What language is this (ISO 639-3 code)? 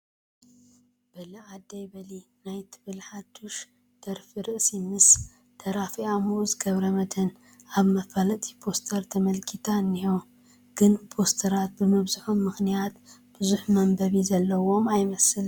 tir